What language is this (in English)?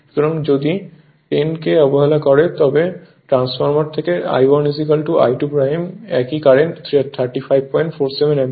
Bangla